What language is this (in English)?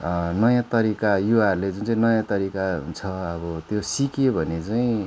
Nepali